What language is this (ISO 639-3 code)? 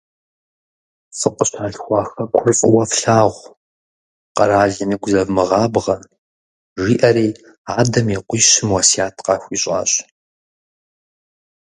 kbd